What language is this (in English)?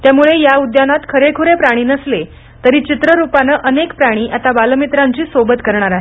Marathi